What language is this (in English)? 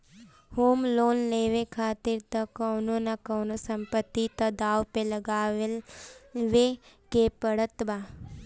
Bhojpuri